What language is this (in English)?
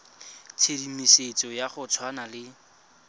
Tswana